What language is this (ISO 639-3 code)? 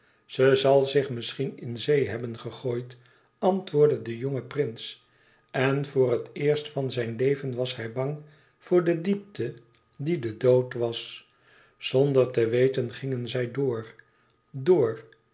nld